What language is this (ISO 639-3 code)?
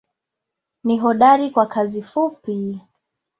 swa